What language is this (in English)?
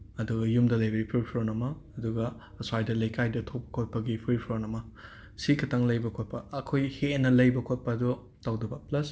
Manipuri